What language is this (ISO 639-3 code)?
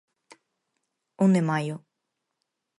glg